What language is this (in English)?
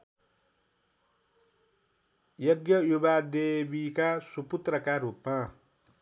Nepali